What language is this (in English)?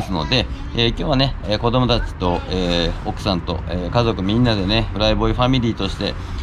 Japanese